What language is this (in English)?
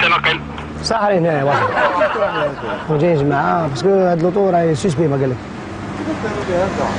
Arabic